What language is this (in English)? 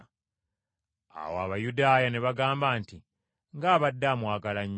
Ganda